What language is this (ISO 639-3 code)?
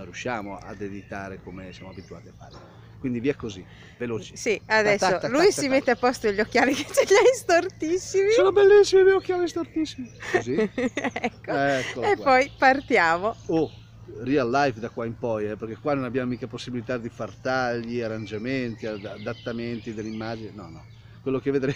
ita